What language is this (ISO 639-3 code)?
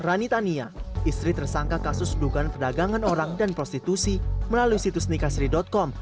ind